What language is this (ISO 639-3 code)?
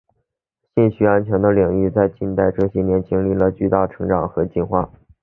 zho